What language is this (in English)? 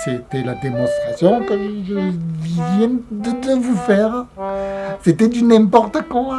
French